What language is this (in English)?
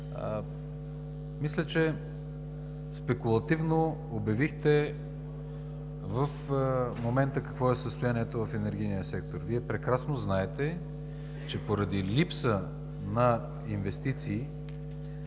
Bulgarian